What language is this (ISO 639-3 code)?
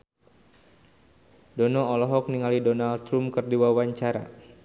sun